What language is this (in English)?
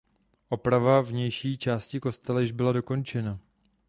Czech